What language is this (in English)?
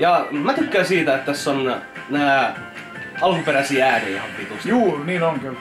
Finnish